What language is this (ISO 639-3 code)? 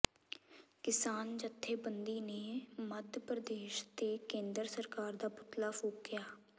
pan